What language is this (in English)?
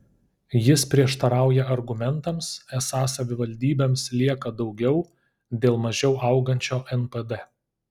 Lithuanian